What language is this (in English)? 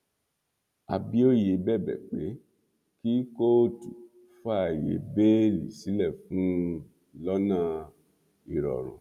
Yoruba